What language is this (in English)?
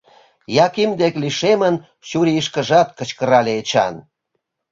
Mari